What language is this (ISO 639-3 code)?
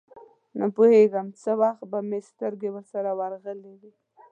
pus